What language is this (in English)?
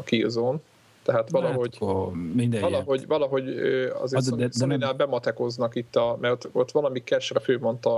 Hungarian